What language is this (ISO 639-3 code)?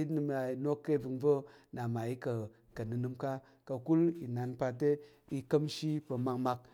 yer